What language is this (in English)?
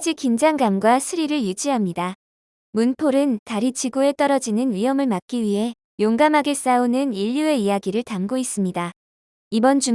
Korean